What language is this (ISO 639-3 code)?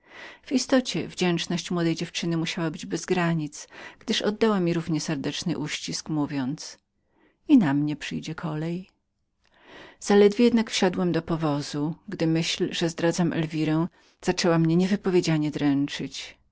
pol